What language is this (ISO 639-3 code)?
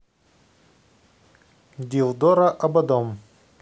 rus